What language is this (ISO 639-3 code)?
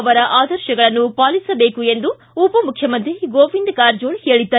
kan